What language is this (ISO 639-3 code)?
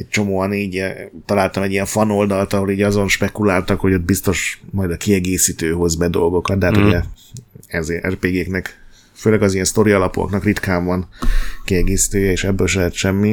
hun